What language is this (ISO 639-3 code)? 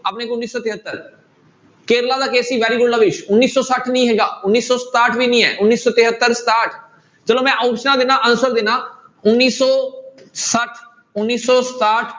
pan